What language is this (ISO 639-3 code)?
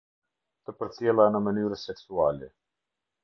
sqi